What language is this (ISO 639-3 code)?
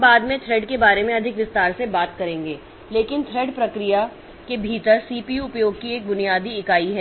hin